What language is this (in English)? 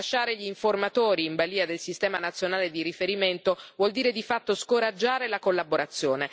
Italian